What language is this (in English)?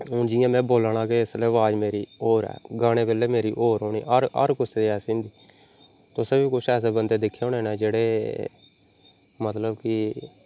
Dogri